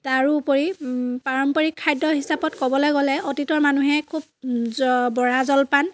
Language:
Assamese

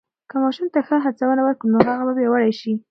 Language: Pashto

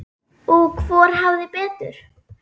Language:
Icelandic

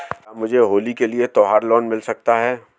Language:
Hindi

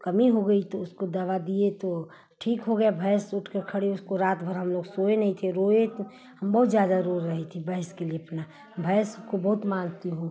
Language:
Hindi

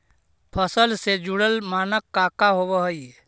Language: Magahi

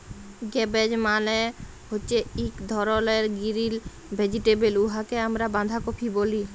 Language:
Bangla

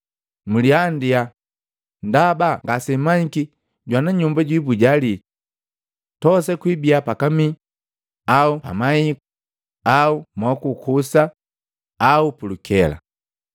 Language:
Matengo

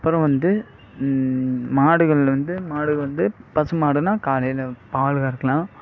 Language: Tamil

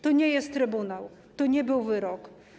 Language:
Polish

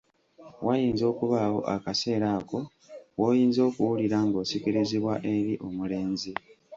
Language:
Ganda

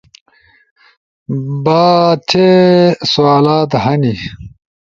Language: Ushojo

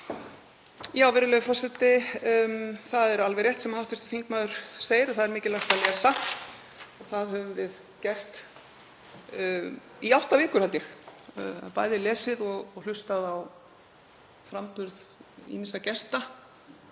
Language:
Icelandic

